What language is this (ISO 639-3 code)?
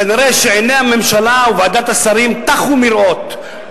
heb